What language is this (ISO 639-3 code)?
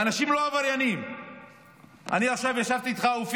heb